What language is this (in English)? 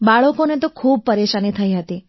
Gujarati